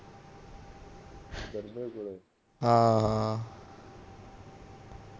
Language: Punjabi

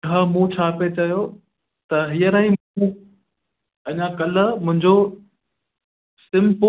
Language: Sindhi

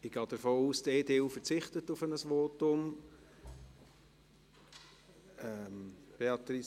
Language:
Swiss German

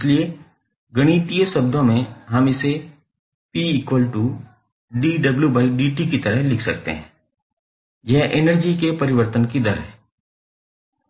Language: Hindi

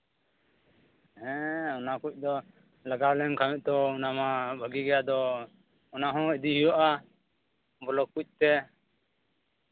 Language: Santali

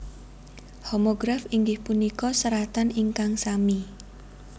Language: Javanese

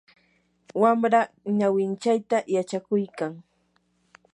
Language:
Yanahuanca Pasco Quechua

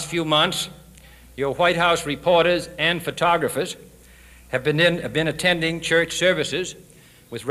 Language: English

